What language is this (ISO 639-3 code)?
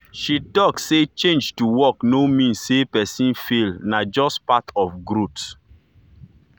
pcm